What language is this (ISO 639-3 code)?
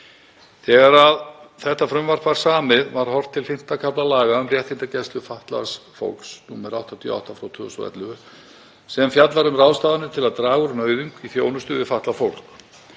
isl